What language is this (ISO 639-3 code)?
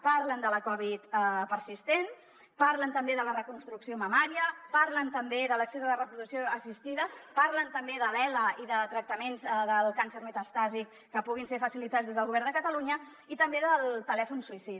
cat